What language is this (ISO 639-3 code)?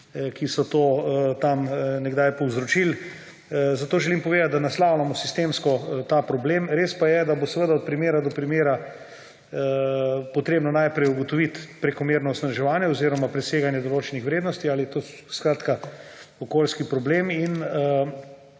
slv